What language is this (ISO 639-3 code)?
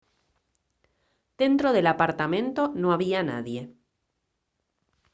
spa